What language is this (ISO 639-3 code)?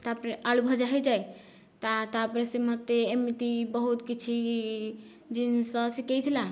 ori